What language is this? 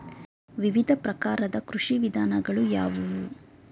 Kannada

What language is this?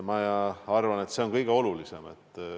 Estonian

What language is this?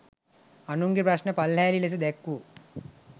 Sinhala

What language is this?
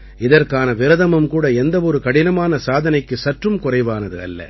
Tamil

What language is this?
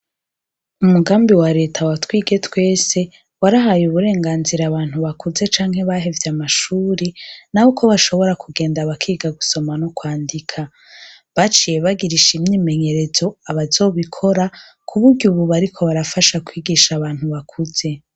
Rundi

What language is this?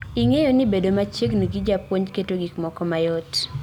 Luo (Kenya and Tanzania)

